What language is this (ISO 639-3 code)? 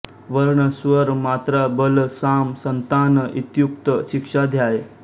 mar